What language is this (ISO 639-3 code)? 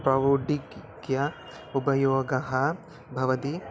san